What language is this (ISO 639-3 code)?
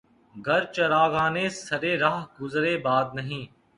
urd